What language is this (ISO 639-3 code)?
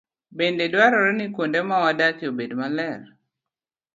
luo